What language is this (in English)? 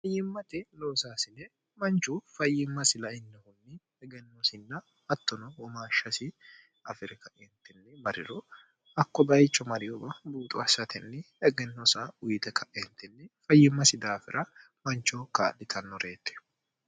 Sidamo